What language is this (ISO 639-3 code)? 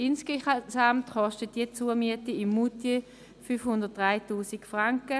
gsw